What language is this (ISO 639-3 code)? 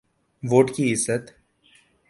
urd